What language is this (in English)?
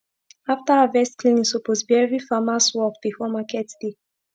Nigerian Pidgin